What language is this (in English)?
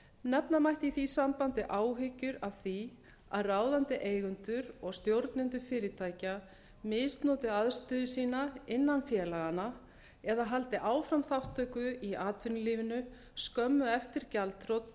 Icelandic